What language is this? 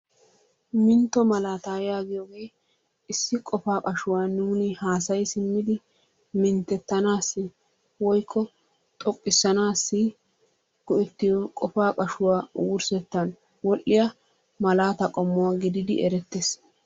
Wolaytta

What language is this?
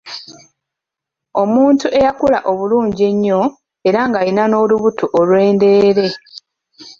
Ganda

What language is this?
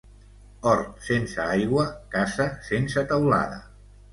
Catalan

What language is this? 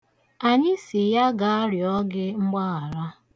Igbo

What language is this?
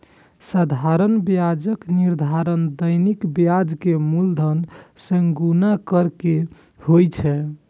Maithili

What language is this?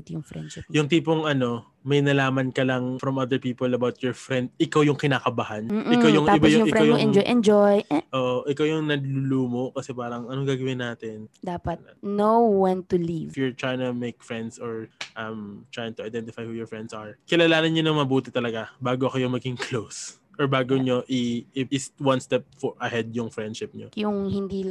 Filipino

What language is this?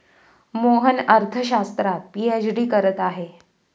Marathi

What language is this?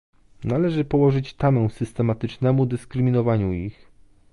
Polish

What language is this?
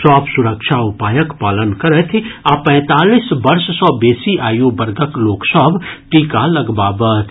Maithili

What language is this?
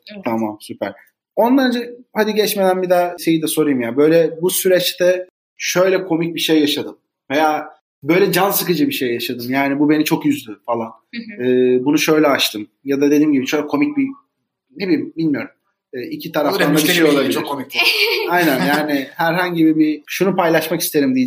Turkish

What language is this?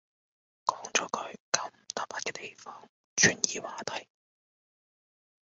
Cantonese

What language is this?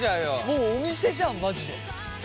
Japanese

